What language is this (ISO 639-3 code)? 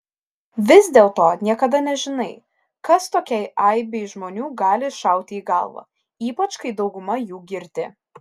lit